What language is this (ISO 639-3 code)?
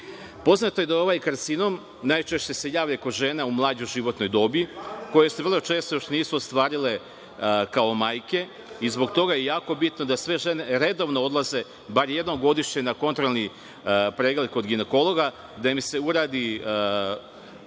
srp